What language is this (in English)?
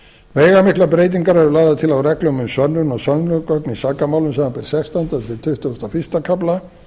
Icelandic